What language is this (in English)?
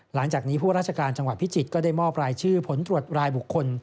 Thai